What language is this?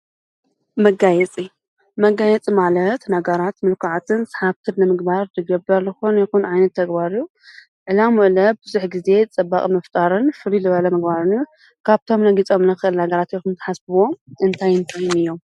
Tigrinya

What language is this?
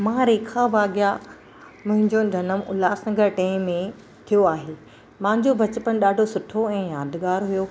Sindhi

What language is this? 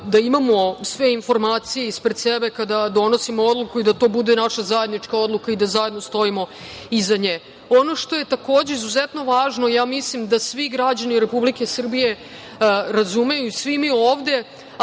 Serbian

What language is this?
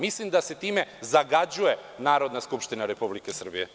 Serbian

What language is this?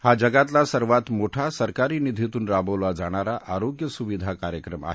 Marathi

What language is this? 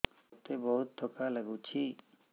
Odia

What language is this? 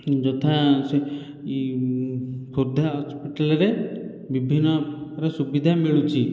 Odia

